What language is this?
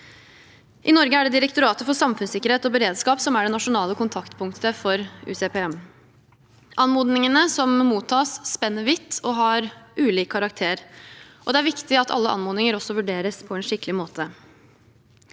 Norwegian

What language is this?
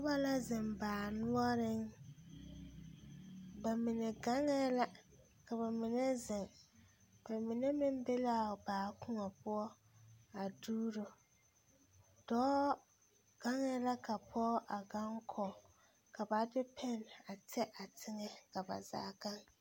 Southern Dagaare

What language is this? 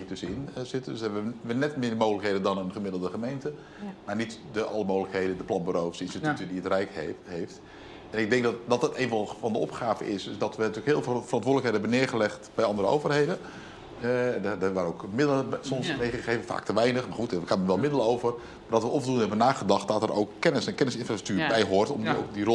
Dutch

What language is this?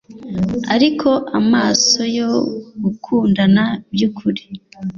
Kinyarwanda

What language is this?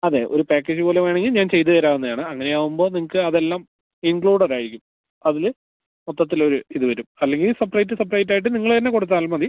Malayalam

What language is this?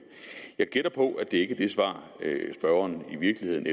Danish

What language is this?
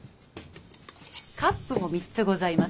Japanese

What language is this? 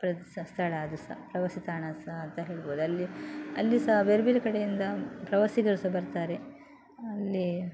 Kannada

